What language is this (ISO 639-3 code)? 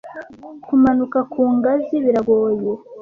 kin